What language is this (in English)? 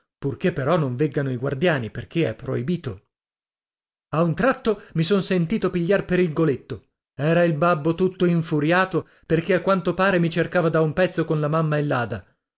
Italian